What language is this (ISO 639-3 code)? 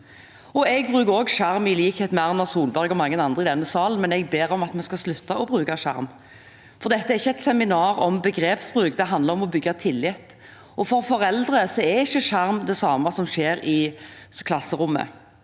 nor